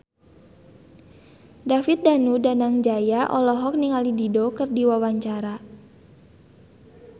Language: Sundanese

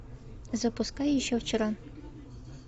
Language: Russian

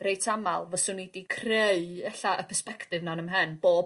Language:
Welsh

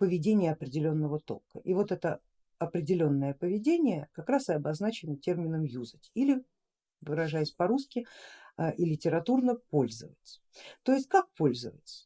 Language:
Russian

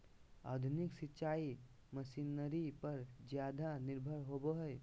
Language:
Magahi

